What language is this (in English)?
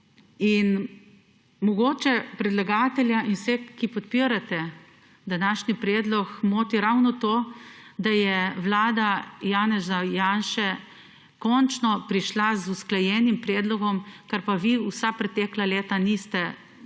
Slovenian